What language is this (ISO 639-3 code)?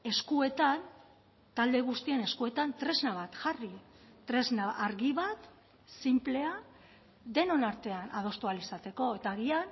eus